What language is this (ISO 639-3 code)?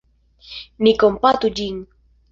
epo